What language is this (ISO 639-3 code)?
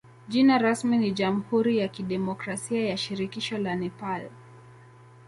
swa